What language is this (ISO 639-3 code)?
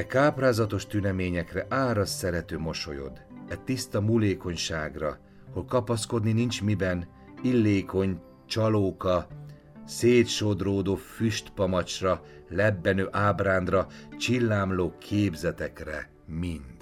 hun